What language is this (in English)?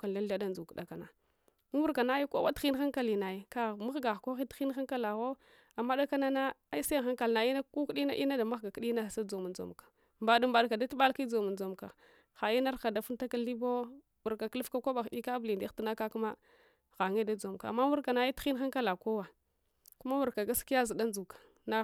Hwana